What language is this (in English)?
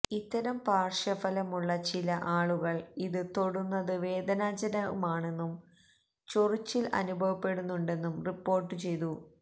Malayalam